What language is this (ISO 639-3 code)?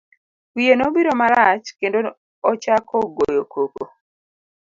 luo